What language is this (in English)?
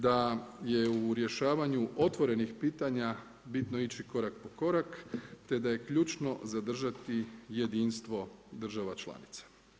Croatian